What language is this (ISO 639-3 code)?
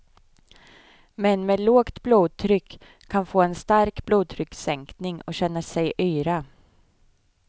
swe